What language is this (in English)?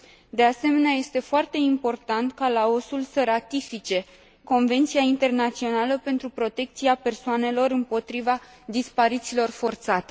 Romanian